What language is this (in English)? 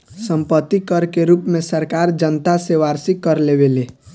Bhojpuri